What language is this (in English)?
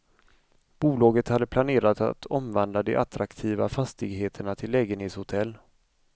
Swedish